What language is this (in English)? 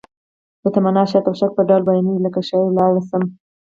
Pashto